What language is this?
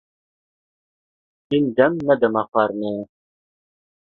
Kurdish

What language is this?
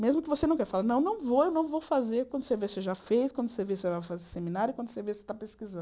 Portuguese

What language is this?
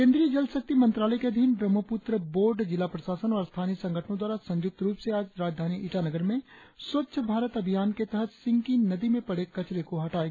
Hindi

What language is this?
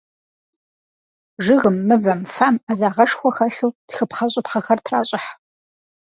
Kabardian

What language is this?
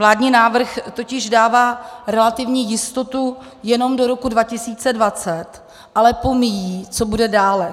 Czech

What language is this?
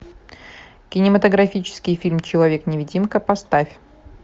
Russian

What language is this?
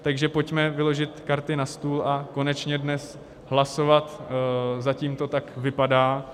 Czech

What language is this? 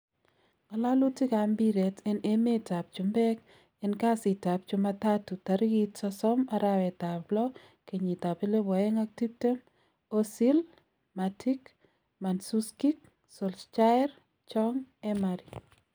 Kalenjin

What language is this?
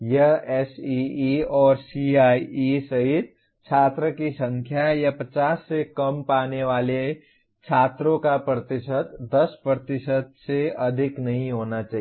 Hindi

